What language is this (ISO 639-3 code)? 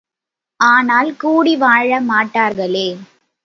tam